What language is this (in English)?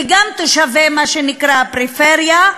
Hebrew